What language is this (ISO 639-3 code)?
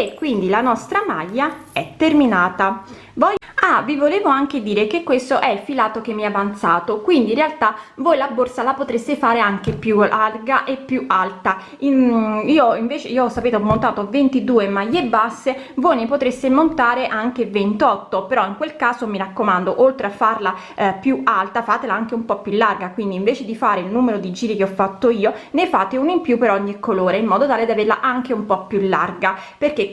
ita